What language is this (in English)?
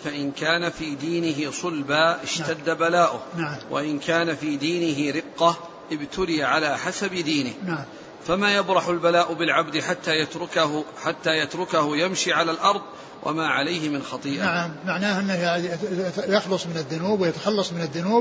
Arabic